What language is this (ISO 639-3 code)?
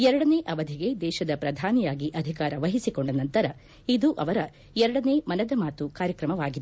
kan